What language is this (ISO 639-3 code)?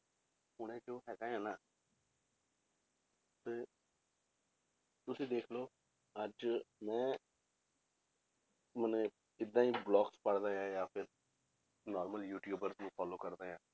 pan